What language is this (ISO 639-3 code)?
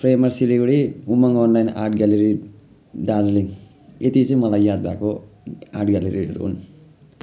nep